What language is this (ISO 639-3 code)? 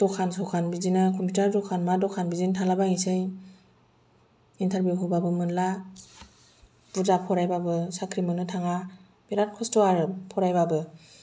brx